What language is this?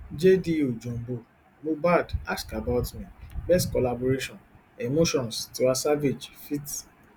Nigerian Pidgin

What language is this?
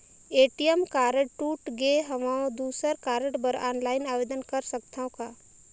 Chhattisgarhi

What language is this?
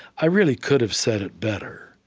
English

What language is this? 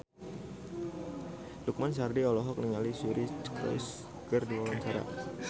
Sundanese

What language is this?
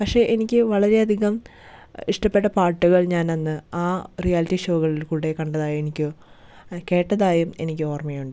Malayalam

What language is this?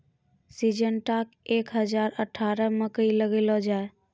Maithili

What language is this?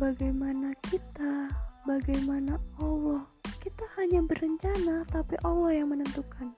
Indonesian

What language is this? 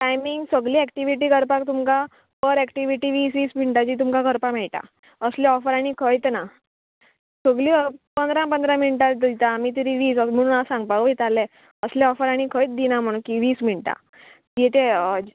Konkani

